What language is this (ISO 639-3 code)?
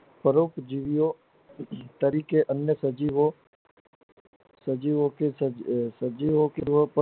guj